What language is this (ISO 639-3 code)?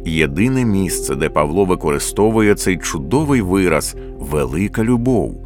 ukr